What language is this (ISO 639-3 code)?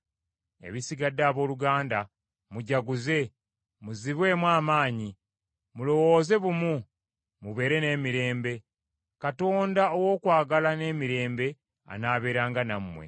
lug